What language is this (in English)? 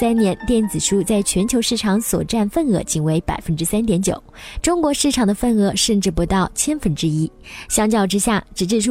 Chinese